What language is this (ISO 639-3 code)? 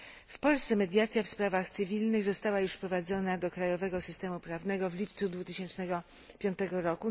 pol